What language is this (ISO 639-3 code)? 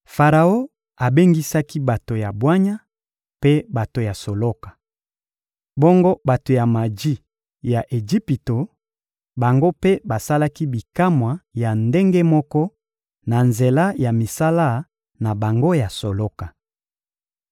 lin